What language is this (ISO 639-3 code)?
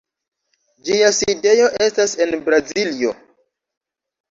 epo